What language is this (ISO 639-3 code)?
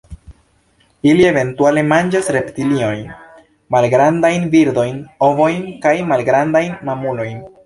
epo